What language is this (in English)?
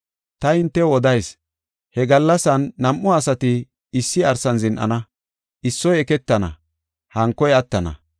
Gofa